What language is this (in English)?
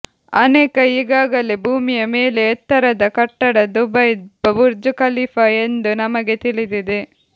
Kannada